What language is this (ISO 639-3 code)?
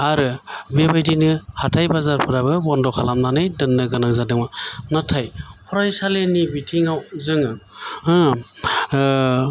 brx